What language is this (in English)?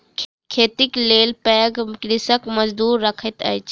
Maithili